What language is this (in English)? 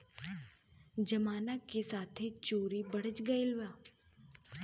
Bhojpuri